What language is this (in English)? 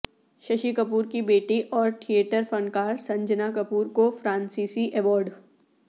Urdu